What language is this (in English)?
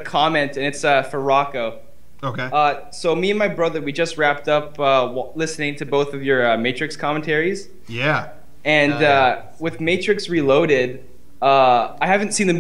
English